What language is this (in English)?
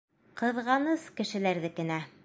Bashkir